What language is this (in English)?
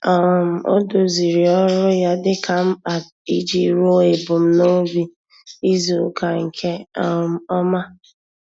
Igbo